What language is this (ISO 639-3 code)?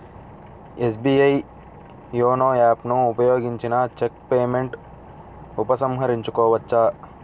tel